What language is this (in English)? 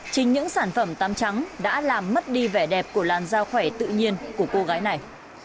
Vietnamese